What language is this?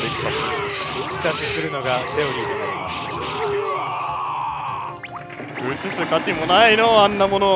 Japanese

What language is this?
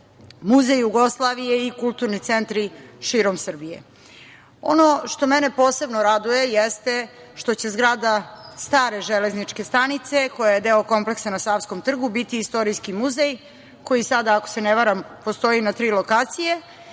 Serbian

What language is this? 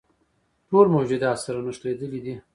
Pashto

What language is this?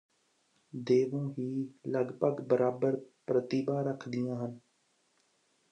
Punjabi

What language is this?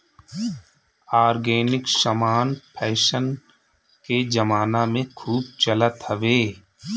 Bhojpuri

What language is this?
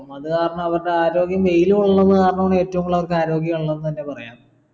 Malayalam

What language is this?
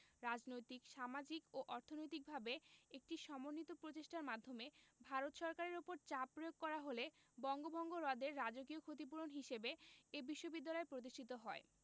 Bangla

